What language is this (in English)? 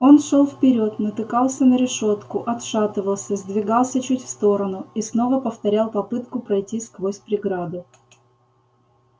Russian